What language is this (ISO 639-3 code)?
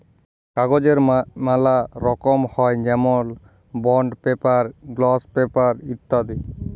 ben